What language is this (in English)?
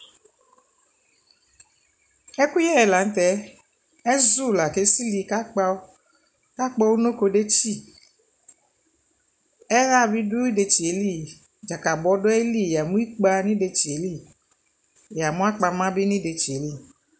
Ikposo